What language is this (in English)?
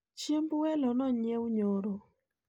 Luo (Kenya and Tanzania)